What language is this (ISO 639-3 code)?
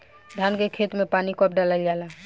bho